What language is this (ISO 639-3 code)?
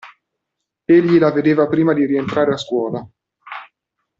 ita